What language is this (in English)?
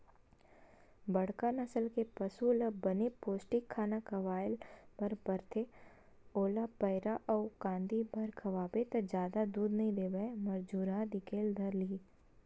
Chhattisgarhi